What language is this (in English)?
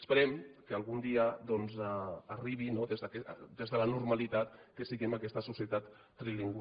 Catalan